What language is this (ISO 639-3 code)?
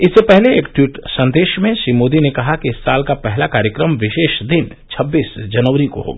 hin